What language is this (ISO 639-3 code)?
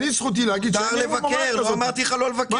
heb